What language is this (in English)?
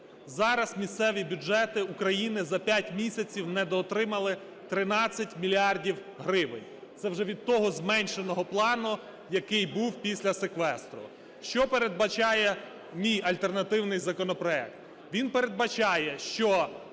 Ukrainian